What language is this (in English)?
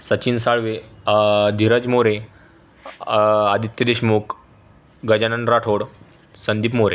Marathi